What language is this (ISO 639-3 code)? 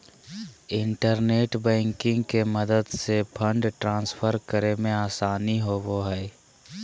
mag